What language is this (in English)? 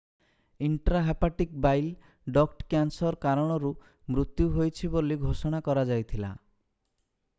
Odia